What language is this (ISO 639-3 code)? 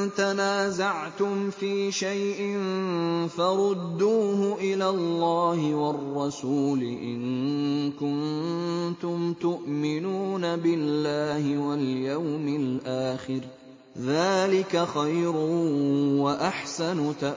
ara